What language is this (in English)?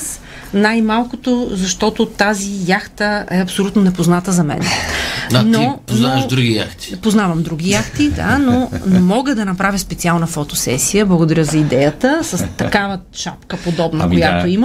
Bulgarian